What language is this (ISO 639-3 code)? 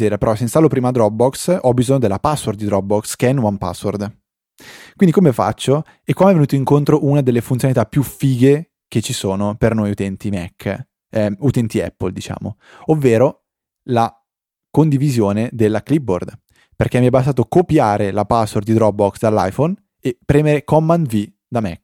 ita